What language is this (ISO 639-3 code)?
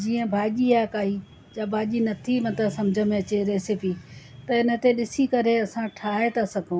snd